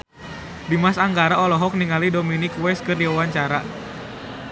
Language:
Sundanese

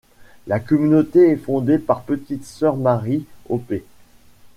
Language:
French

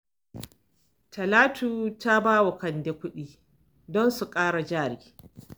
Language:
Hausa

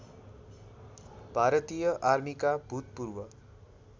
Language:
Nepali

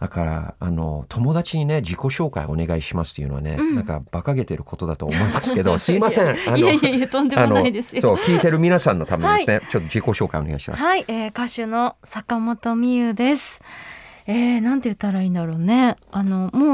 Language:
Japanese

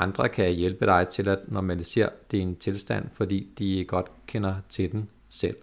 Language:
Danish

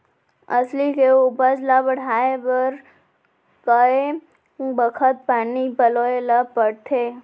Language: Chhattisgarhi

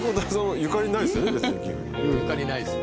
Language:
Japanese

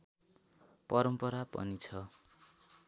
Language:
Nepali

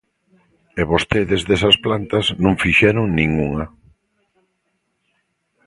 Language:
Galician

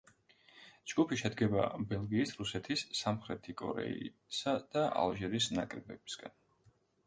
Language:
Georgian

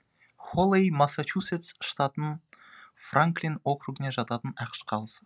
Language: Kazakh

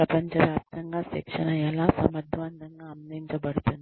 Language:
Telugu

